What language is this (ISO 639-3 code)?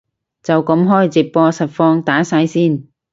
yue